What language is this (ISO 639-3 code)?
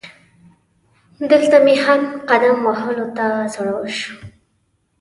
pus